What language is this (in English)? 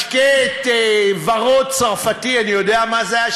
Hebrew